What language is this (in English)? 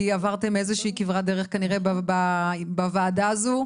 Hebrew